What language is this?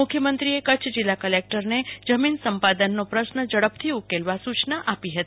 Gujarati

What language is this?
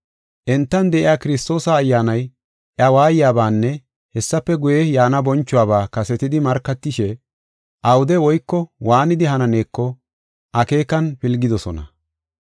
Gofa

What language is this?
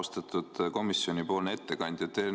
Estonian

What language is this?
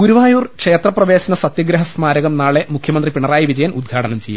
Malayalam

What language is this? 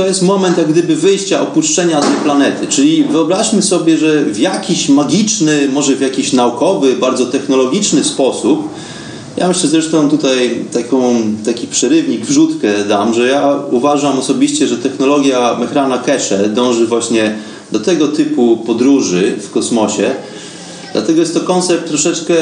Polish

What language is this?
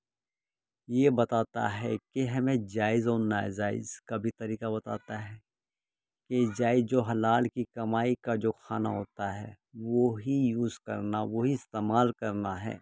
Urdu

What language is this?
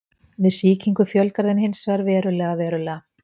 Icelandic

